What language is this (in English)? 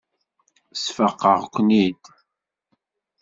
Kabyle